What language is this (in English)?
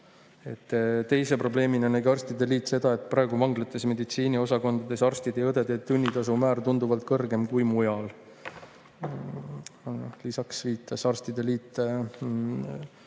Estonian